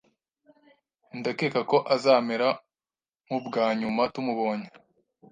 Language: Kinyarwanda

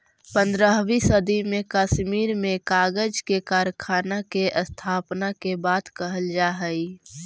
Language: Magahi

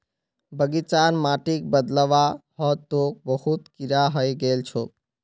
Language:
Magahi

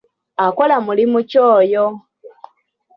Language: Ganda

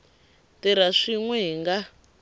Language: Tsonga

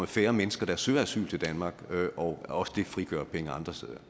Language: Danish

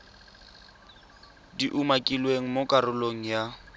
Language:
Tswana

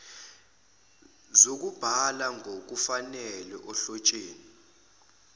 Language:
Zulu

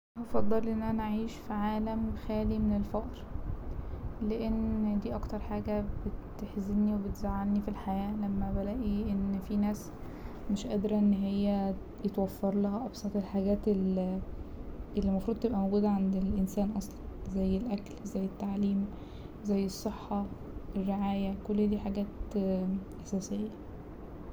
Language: Egyptian Arabic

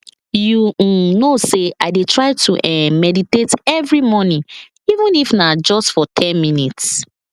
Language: Nigerian Pidgin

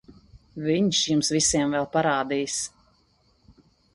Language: Latvian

